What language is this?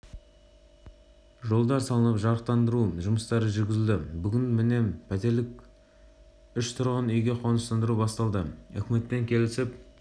Kazakh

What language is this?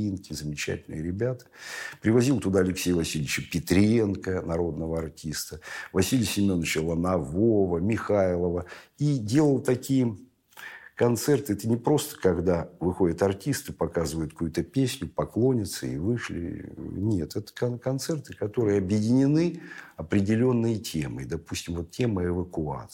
Russian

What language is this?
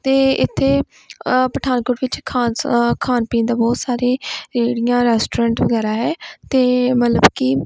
Punjabi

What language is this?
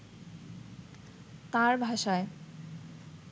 Bangla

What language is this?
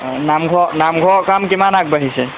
Assamese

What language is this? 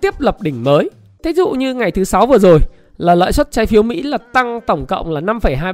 Vietnamese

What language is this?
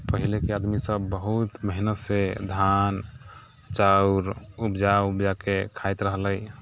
Maithili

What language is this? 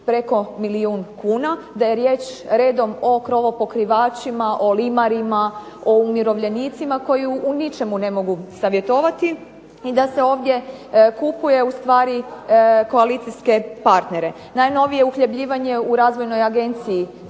Croatian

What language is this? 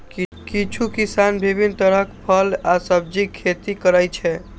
Maithili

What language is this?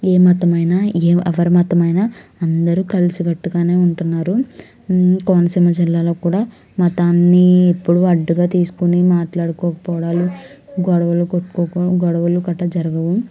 Telugu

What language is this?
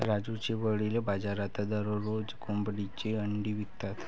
Marathi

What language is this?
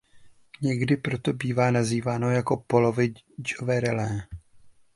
Czech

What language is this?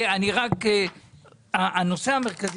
Hebrew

